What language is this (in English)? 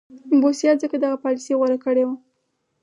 Pashto